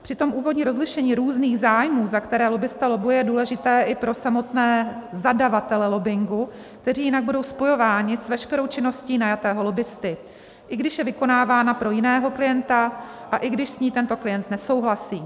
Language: Czech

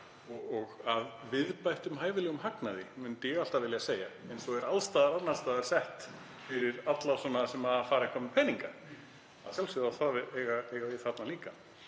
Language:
Icelandic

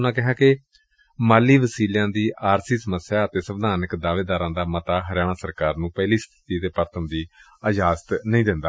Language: Punjabi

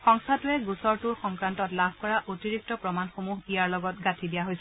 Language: Assamese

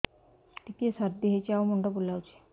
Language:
Odia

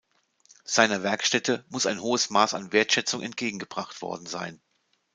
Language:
German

